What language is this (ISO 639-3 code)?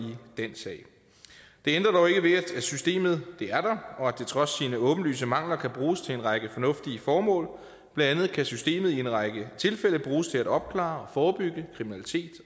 dan